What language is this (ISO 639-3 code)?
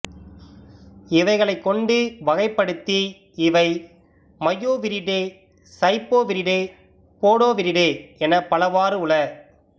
tam